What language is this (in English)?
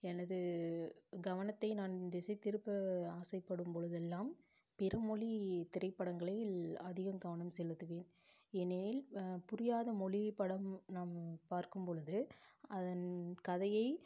Tamil